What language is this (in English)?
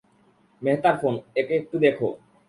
Bangla